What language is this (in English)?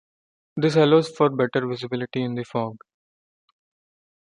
English